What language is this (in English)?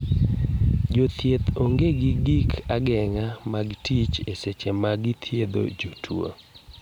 Luo (Kenya and Tanzania)